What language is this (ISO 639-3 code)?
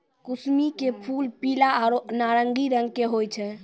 mai